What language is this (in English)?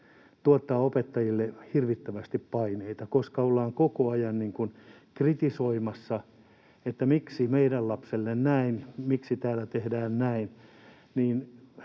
Finnish